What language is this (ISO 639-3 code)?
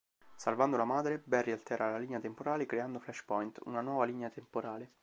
ita